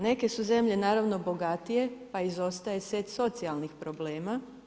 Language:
Croatian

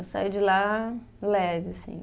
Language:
Portuguese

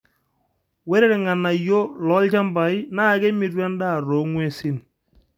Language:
Masai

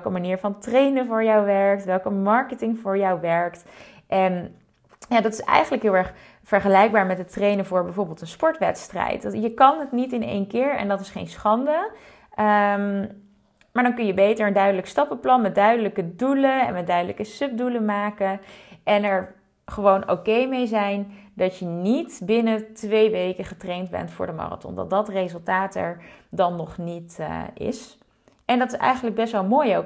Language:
Dutch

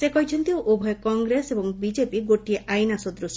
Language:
Odia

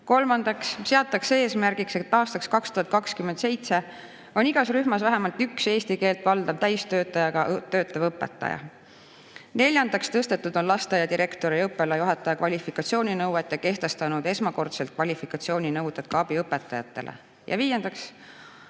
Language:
Estonian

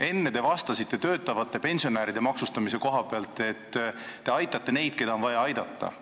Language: Estonian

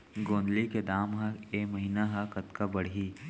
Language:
Chhattisgarhi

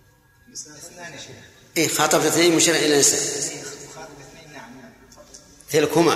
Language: Arabic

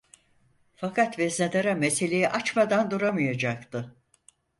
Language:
Turkish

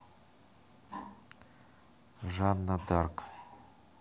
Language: Russian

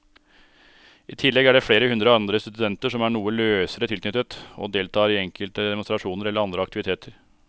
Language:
Norwegian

